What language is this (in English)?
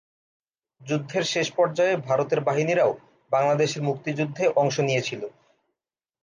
Bangla